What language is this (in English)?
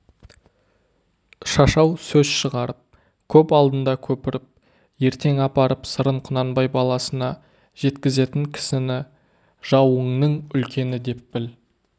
Kazakh